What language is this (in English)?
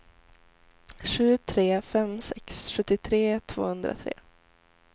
Swedish